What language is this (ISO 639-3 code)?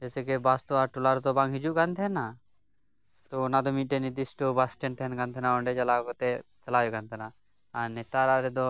sat